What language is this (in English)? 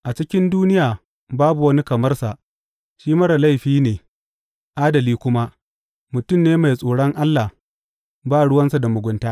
Hausa